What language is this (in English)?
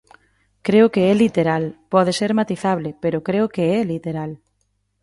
Galician